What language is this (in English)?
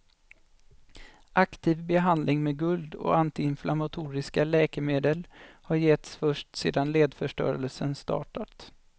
Swedish